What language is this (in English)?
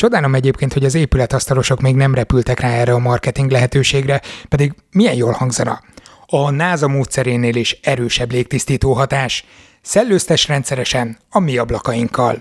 Hungarian